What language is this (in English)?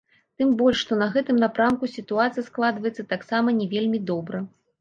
Belarusian